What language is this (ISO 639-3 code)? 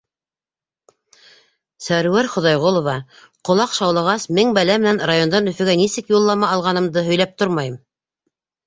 bak